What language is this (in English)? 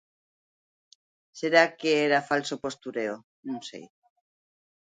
Galician